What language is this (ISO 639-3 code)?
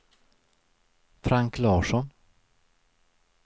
swe